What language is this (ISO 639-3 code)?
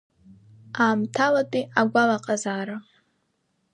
abk